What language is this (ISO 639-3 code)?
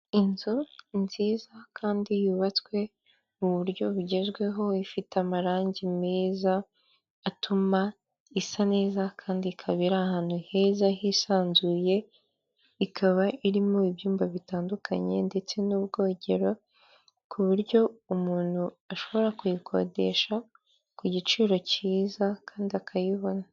kin